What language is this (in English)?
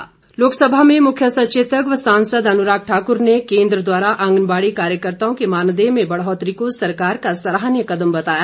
Hindi